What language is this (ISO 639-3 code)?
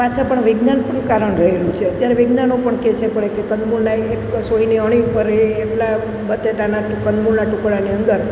guj